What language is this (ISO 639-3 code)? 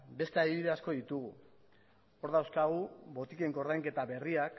eus